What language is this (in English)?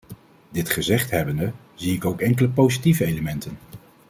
Dutch